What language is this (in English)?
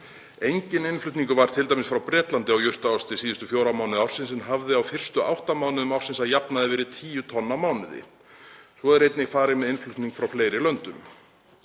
Icelandic